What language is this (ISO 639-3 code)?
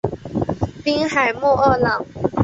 zho